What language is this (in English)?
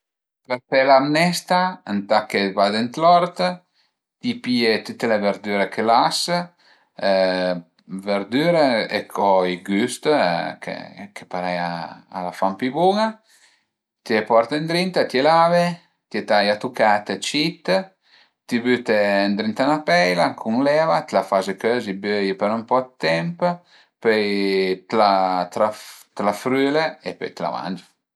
Piedmontese